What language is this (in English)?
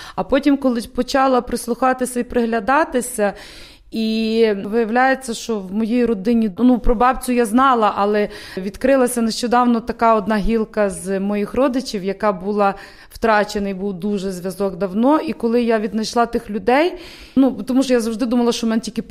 Ukrainian